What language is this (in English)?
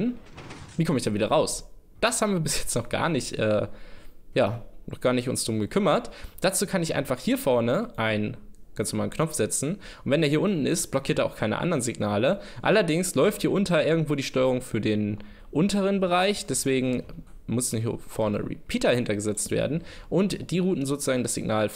German